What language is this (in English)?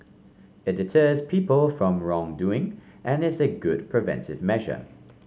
English